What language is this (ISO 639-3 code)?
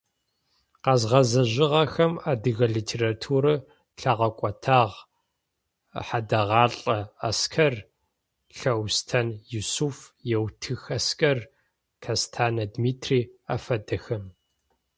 ady